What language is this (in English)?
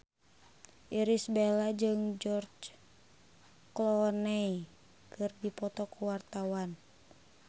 Sundanese